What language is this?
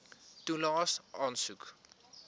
Afrikaans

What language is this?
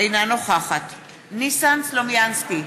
Hebrew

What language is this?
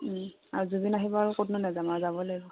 Assamese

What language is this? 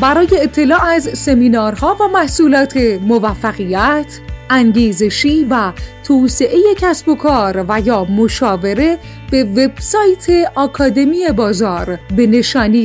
Persian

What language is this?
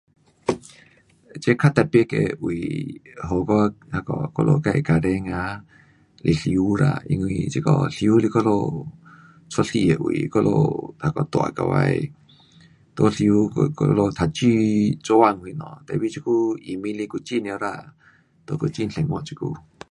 Pu-Xian Chinese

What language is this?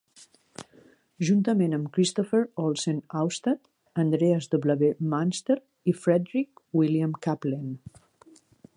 Catalan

